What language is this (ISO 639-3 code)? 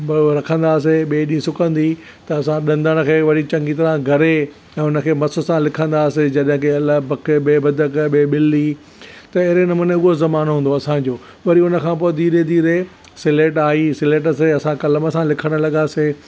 snd